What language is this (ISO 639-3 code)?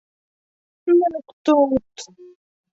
bak